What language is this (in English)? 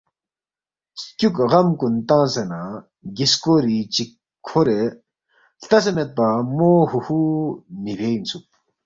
Balti